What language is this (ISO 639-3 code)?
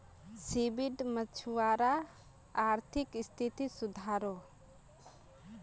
mag